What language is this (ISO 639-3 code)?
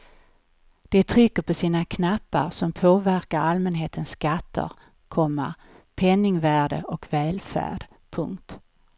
swe